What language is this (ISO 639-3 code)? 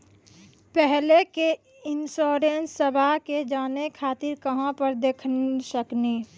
mai